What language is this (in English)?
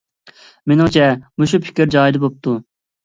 Uyghur